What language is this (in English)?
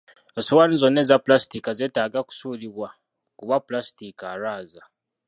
Ganda